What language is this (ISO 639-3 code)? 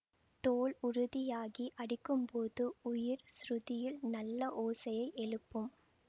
tam